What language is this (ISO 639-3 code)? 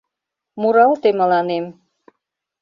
chm